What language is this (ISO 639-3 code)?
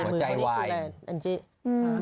tha